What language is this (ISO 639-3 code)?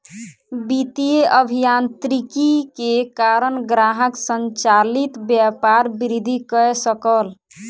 mai